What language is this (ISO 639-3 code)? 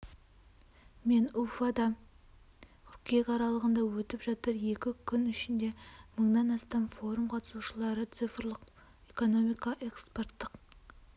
kaz